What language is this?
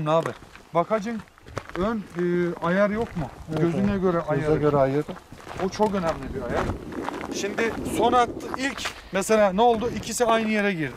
Turkish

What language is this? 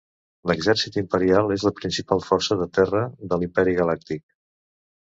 Catalan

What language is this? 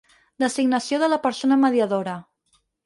Catalan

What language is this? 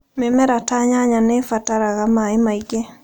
Kikuyu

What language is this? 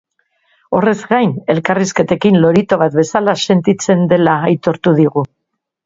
Basque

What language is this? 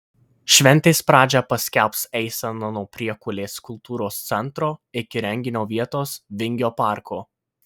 Lithuanian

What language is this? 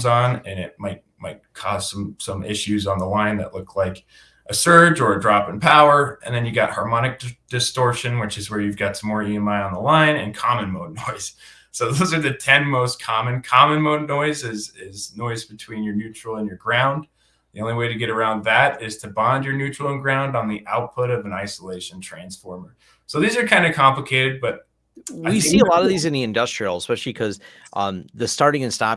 English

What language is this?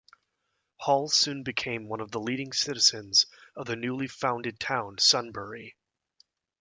English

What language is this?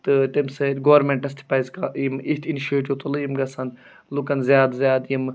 Kashmiri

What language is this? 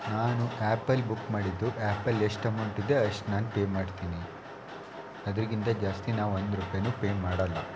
Kannada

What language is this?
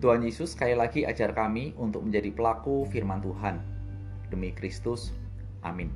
Indonesian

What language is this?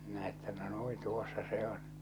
Finnish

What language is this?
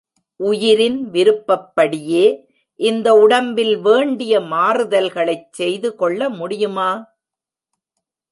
Tamil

